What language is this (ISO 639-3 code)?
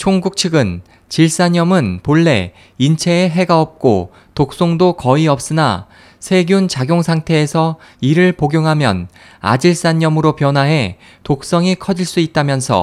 kor